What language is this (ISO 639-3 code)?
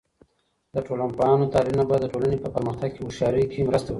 pus